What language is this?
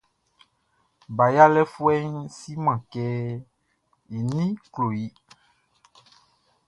Baoulé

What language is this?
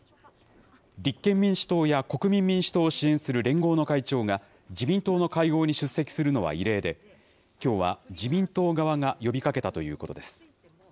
Japanese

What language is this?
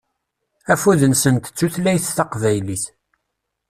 Kabyle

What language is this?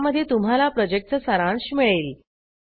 Marathi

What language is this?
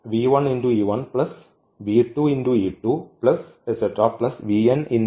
Malayalam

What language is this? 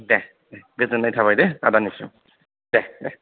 Bodo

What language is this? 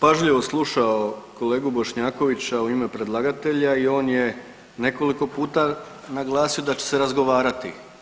Croatian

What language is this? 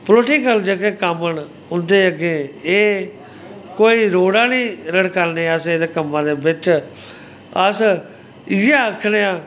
Dogri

